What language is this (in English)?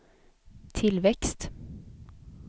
Swedish